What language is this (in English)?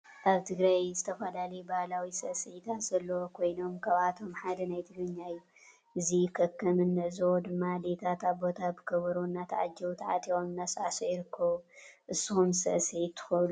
Tigrinya